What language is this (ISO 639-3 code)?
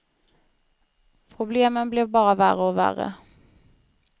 swe